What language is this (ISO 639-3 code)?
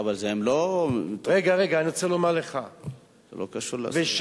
heb